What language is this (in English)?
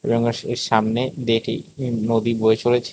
Bangla